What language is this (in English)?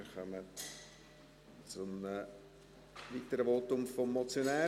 Swiss German